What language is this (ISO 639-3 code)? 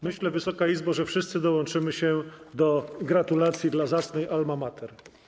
pol